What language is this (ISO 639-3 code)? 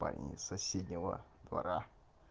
rus